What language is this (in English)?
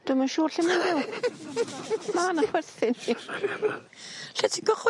Welsh